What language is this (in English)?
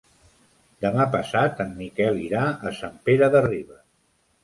Catalan